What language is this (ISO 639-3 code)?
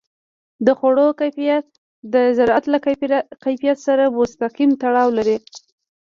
pus